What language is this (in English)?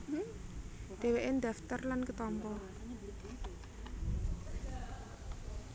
Javanese